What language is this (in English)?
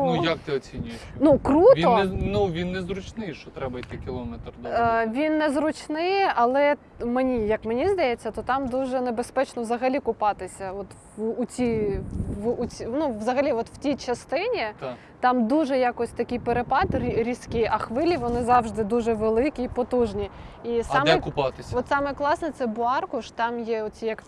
Ukrainian